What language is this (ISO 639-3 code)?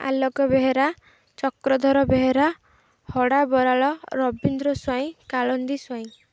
ori